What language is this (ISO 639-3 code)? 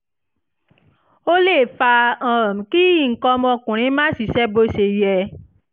yor